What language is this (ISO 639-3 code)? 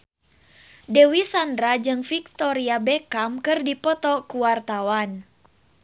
sun